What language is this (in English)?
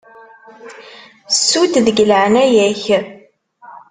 Kabyle